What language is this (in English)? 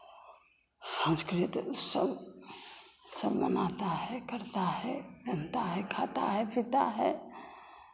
Hindi